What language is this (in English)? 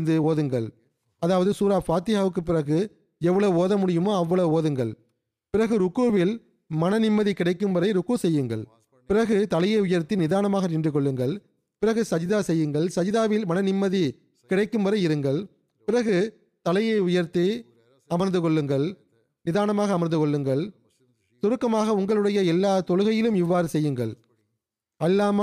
Tamil